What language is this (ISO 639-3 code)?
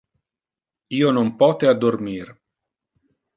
ina